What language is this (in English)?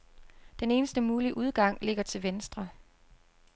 Danish